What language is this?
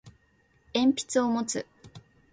Japanese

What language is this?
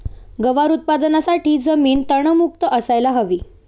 Marathi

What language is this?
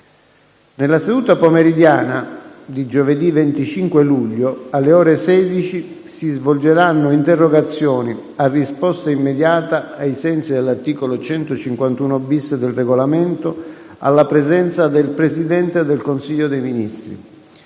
Italian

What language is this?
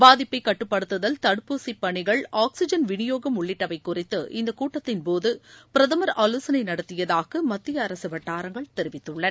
Tamil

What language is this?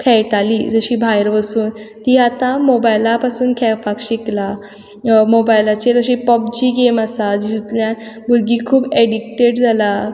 Konkani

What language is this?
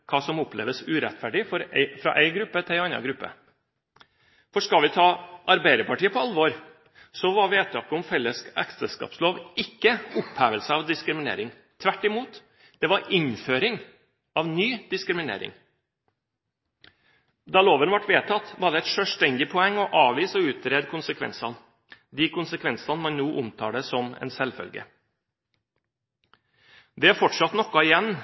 Norwegian Bokmål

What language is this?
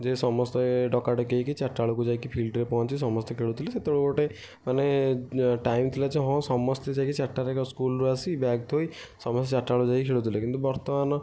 Odia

